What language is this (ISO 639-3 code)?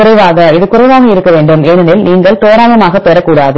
tam